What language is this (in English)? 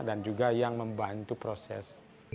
Indonesian